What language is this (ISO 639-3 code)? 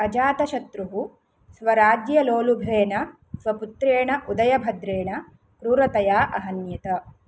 san